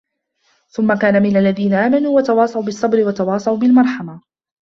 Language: Arabic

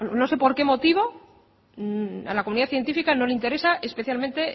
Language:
Spanish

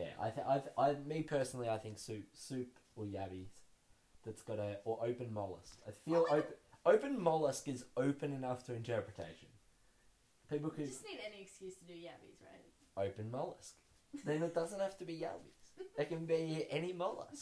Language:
English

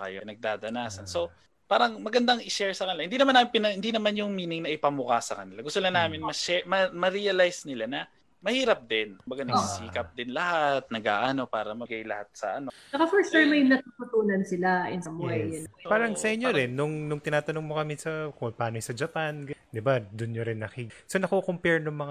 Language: Filipino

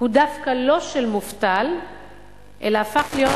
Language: Hebrew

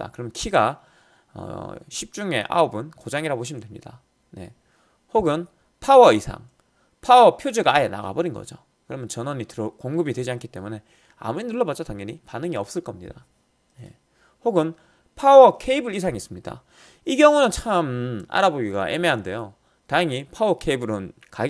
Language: Korean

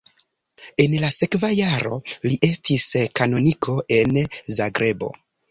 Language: Esperanto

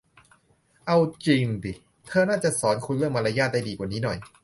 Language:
Thai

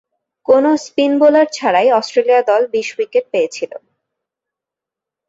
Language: Bangla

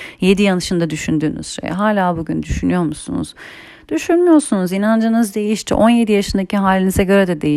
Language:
Turkish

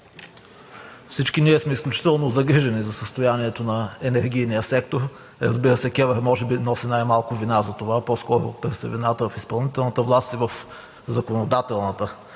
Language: Bulgarian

